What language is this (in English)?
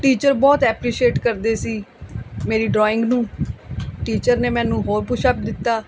Punjabi